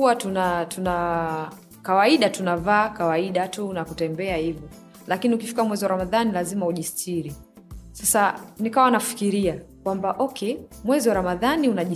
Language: Swahili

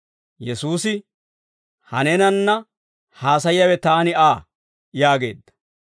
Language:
Dawro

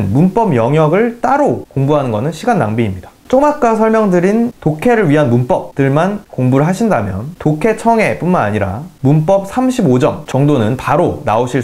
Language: Korean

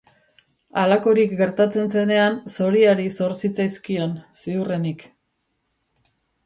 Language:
Basque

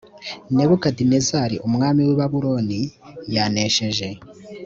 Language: Kinyarwanda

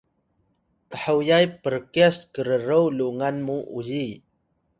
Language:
Atayal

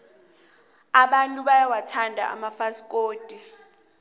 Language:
South Ndebele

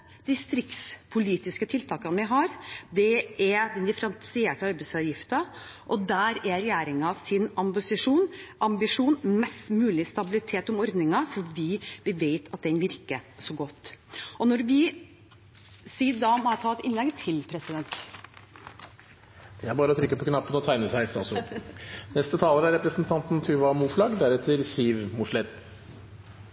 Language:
Norwegian Bokmål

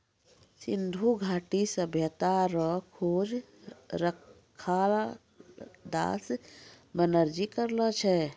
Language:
Maithili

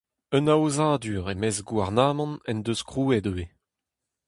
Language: Breton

